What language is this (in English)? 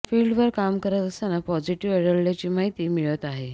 Marathi